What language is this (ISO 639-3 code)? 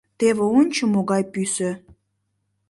chm